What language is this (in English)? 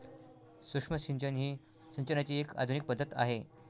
Marathi